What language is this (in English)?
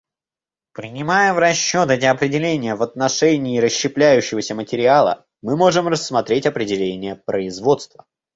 Russian